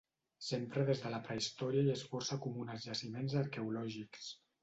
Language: Catalan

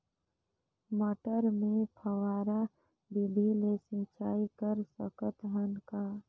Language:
Chhattisgarhi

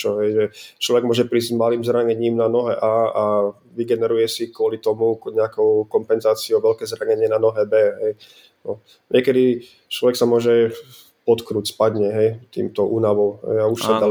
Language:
Slovak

